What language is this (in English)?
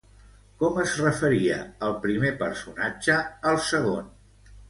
Catalan